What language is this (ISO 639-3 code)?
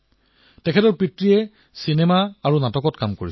asm